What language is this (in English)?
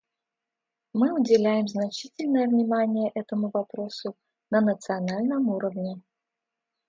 Russian